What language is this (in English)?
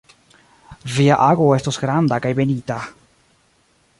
Esperanto